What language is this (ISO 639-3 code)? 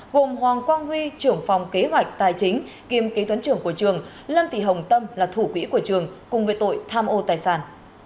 vie